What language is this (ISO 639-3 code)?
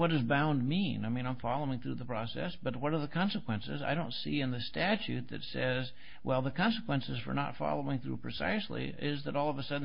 eng